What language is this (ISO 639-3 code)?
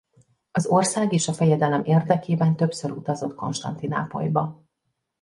hun